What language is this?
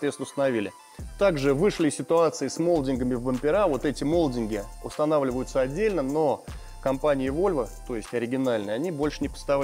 Russian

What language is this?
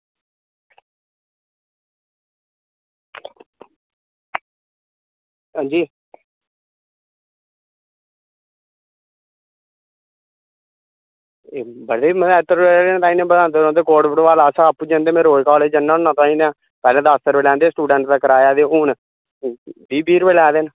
Dogri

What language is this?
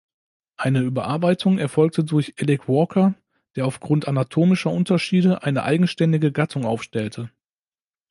German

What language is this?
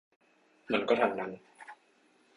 Thai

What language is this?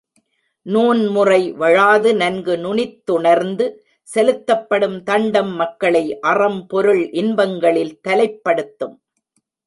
Tamil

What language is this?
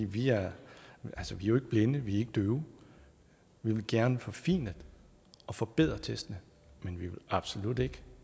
Danish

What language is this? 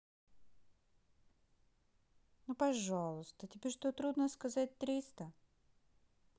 Russian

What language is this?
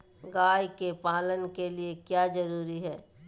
Magahi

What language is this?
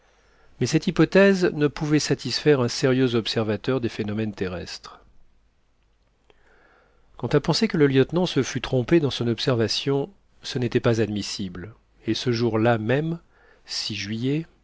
French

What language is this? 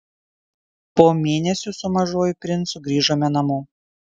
Lithuanian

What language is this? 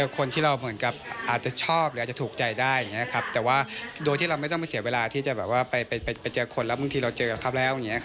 Thai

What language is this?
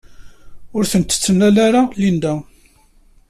Kabyle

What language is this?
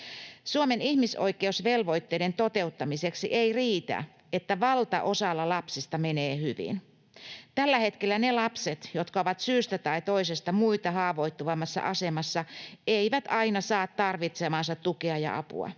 Finnish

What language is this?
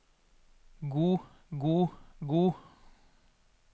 Norwegian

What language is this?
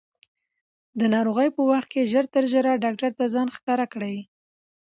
Pashto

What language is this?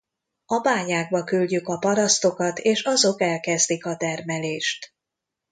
Hungarian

